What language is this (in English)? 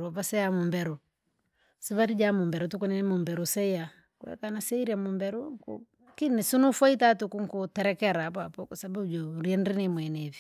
Langi